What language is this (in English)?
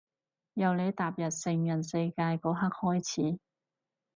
Cantonese